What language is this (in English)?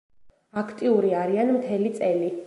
Georgian